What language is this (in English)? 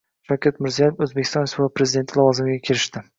Uzbek